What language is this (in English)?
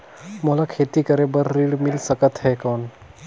Chhattisgarhi